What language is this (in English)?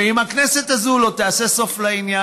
Hebrew